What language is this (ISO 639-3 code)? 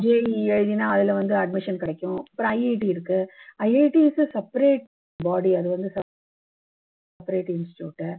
tam